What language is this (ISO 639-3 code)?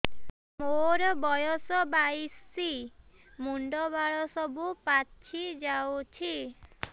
ori